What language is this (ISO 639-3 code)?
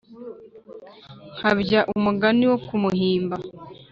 kin